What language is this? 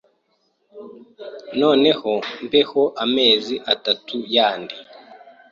Kinyarwanda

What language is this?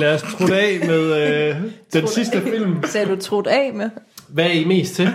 Danish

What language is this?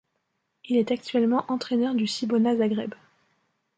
French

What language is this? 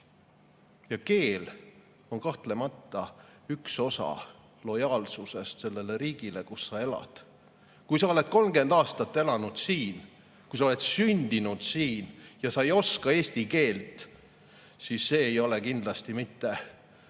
Estonian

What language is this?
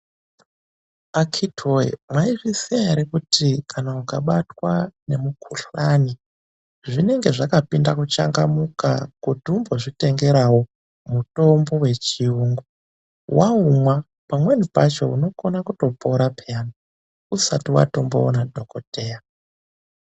Ndau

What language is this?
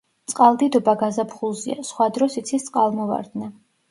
Georgian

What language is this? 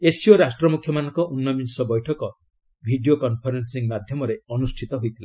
Odia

